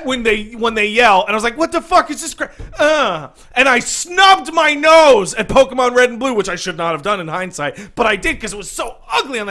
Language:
English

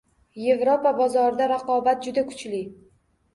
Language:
Uzbek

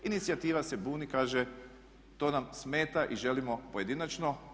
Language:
Croatian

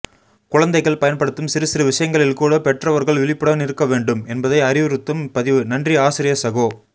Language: Tamil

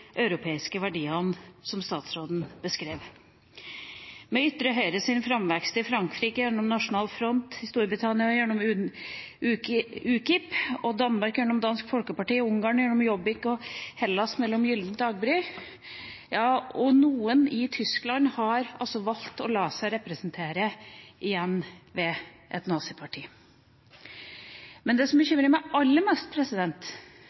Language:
Norwegian Bokmål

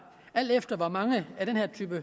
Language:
Danish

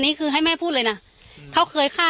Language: Thai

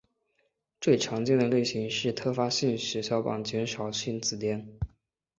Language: Chinese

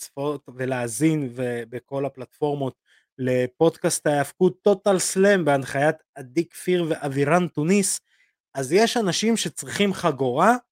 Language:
Hebrew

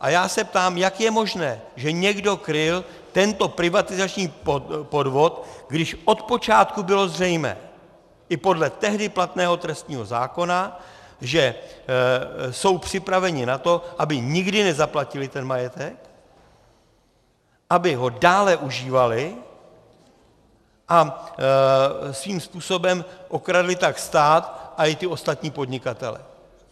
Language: Czech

